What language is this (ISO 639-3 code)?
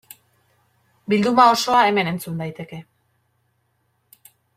eus